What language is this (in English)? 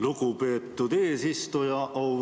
Estonian